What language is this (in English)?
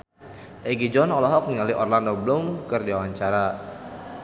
Sundanese